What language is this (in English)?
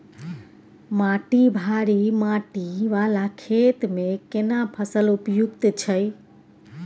Maithili